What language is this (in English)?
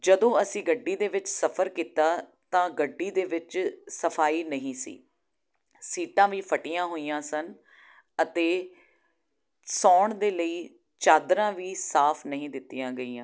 Punjabi